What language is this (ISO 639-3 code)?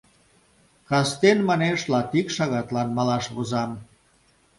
chm